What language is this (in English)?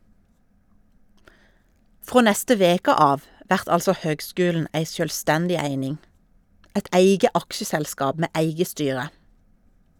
Norwegian